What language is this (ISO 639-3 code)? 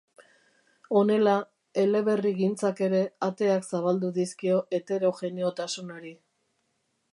eus